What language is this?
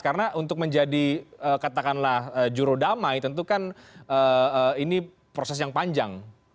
Indonesian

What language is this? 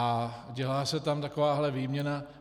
Czech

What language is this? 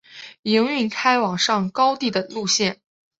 Chinese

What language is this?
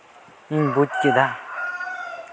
Santali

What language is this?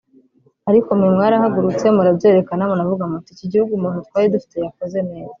Kinyarwanda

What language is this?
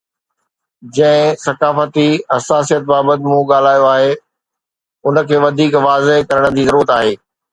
Sindhi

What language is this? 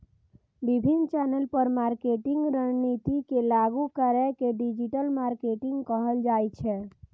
Maithili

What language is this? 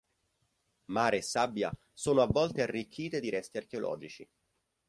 Italian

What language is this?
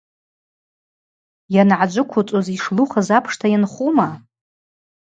Abaza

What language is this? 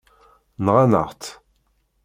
Kabyle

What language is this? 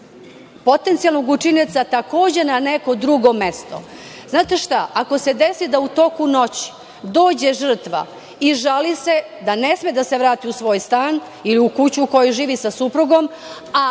Serbian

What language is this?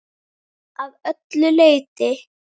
Icelandic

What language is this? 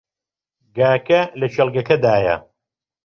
Central Kurdish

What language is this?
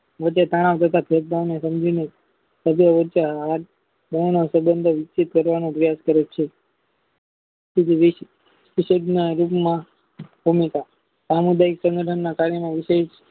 Gujarati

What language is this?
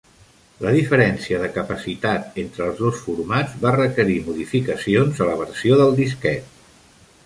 Catalan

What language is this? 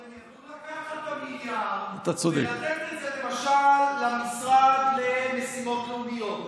Hebrew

